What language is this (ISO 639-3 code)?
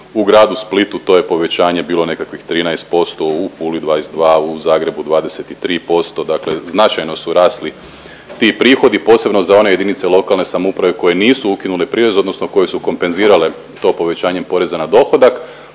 hrv